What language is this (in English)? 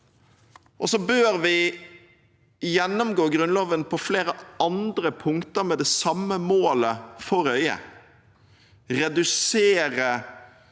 Norwegian